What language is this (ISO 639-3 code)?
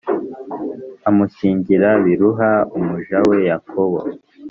kin